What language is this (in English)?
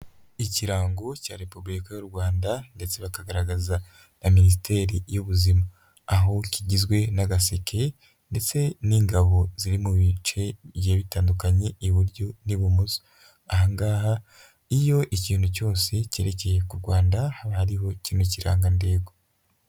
Kinyarwanda